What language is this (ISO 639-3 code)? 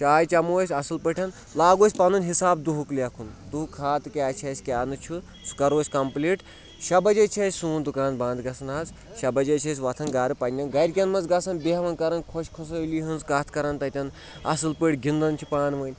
kas